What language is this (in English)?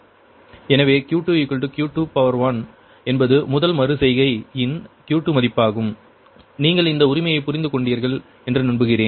Tamil